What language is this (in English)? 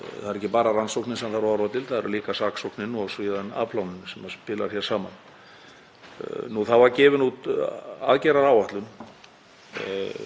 Icelandic